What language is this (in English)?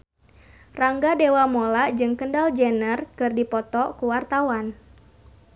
Sundanese